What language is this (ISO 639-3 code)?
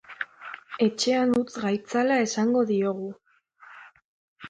eus